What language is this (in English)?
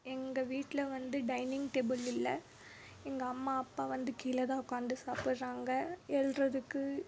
Tamil